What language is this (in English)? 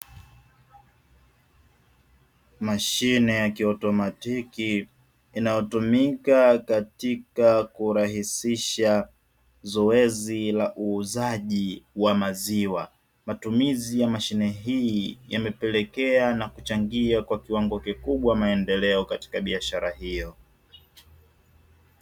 Swahili